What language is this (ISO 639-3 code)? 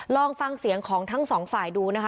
tha